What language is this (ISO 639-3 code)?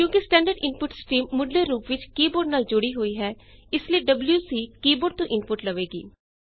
pan